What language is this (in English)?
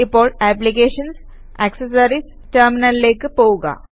Malayalam